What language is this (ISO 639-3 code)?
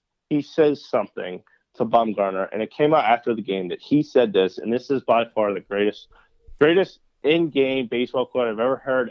eng